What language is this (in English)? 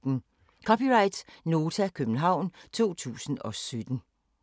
Danish